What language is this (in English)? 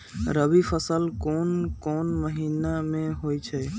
Magahi